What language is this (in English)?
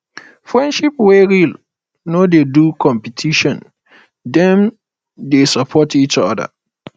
Nigerian Pidgin